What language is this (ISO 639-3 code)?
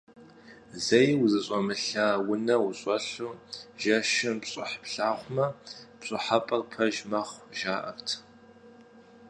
kbd